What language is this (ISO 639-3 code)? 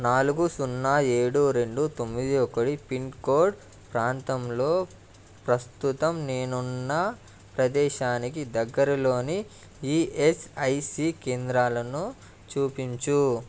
tel